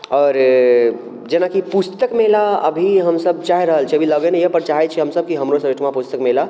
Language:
Maithili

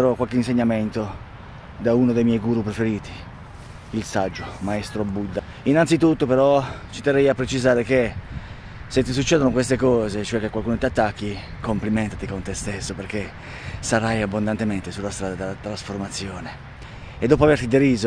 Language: Italian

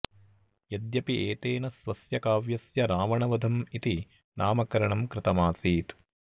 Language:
Sanskrit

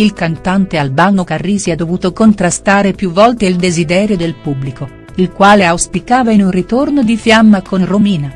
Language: Italian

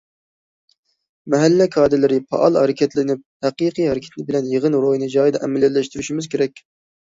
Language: Uyghur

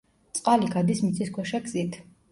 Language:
Georgian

